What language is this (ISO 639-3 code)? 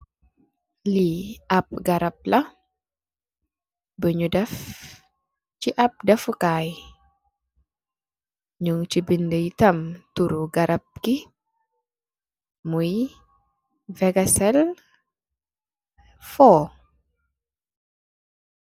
wol